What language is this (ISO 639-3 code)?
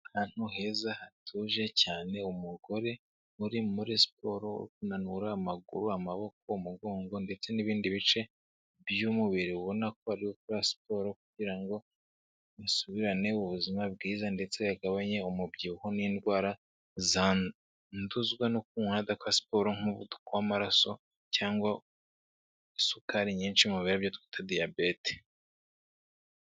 kin